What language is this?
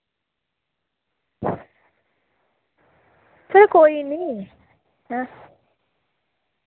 Dogri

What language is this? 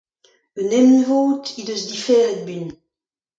Breton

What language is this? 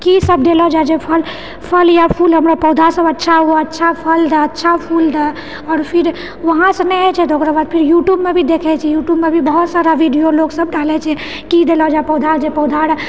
Maithili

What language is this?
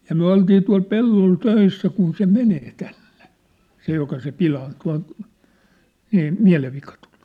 Finnish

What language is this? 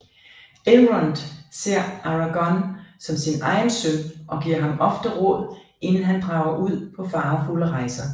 Danish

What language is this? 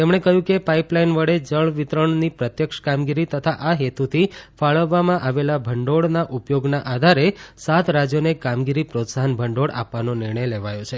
Gujarati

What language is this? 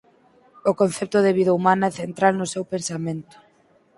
Galician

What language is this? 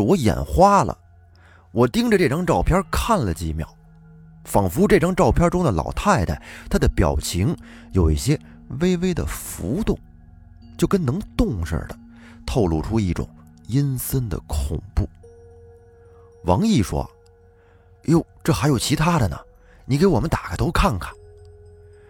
Chinese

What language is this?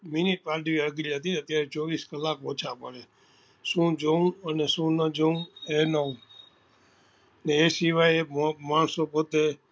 Gujarati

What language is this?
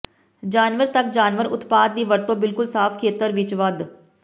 Punjabi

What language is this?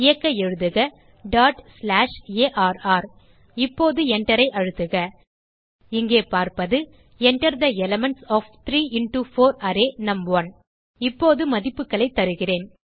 Tamil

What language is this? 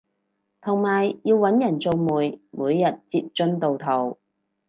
Cantonese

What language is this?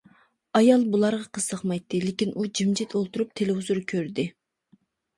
Uyghur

